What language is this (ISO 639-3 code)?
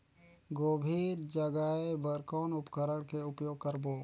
hne